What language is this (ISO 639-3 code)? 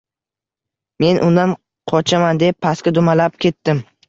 uzb